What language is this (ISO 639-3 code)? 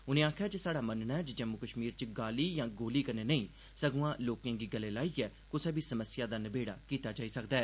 doi